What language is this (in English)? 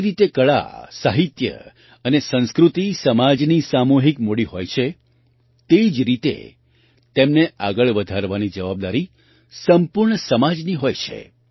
Gujarati